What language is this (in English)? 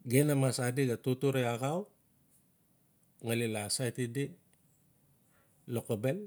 Notsi